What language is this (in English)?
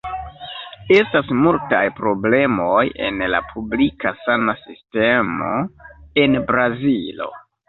Esperanto